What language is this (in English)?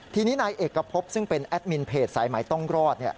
Thai